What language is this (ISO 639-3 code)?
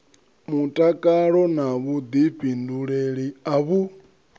ven